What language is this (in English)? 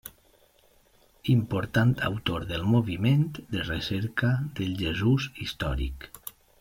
Catalan